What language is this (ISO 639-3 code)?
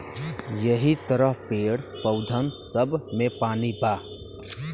bho